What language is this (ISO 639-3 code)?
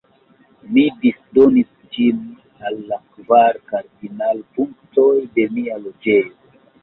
epo